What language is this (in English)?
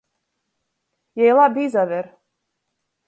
Latgalian